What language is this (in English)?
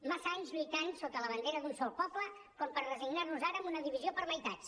Catalan